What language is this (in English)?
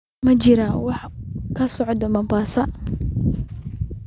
Somali